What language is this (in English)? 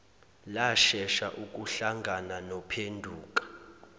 Zulu